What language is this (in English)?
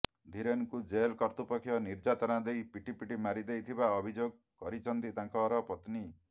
Odia